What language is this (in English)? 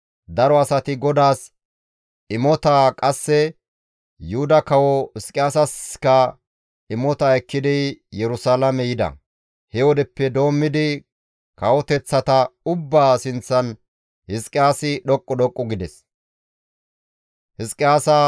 Gamo